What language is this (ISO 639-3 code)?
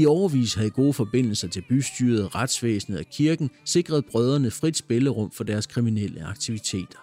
dan